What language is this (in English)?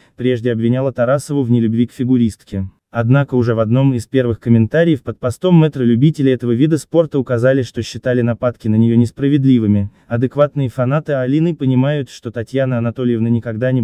Russian